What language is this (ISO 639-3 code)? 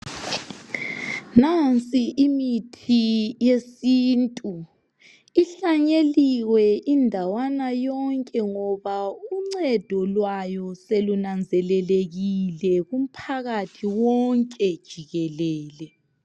nde